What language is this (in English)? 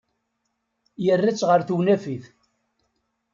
Kabyle